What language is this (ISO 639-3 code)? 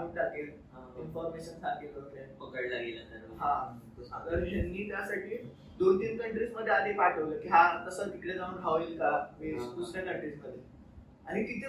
mar